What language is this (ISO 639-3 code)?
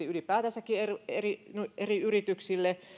fin